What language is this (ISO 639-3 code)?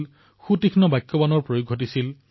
asm